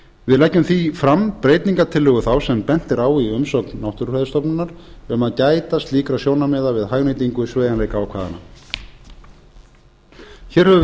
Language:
Icelandic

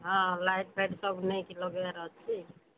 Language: Odia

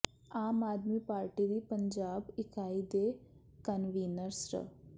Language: Punjabi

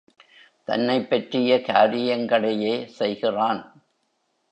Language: Tamil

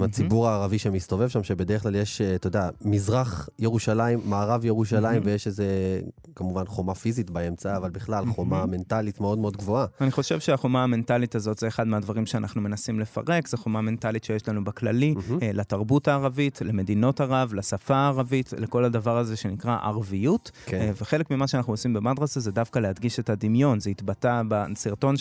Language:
Hebrew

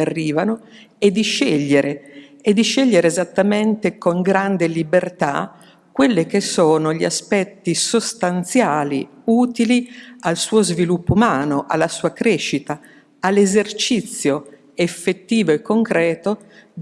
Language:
Italian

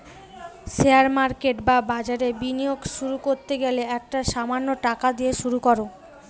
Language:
Bangla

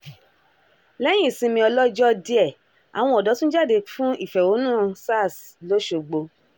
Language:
Yoruba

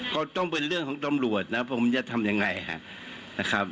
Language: Thai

